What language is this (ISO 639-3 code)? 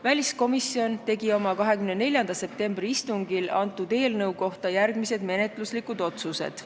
est